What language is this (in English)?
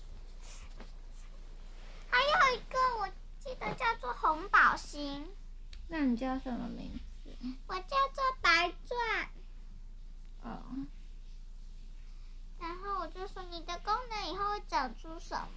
Chinese